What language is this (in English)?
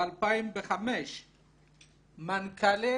Hebrew